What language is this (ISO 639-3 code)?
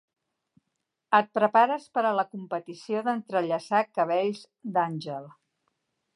cat